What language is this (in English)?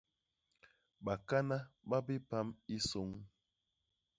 Basaa